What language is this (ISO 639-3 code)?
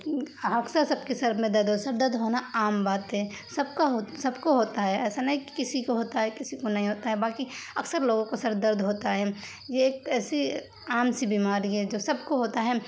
urd